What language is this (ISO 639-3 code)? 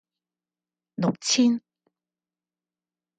yue